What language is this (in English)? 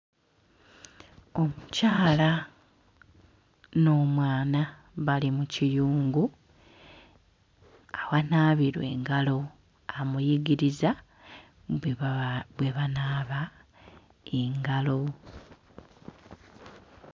Ganda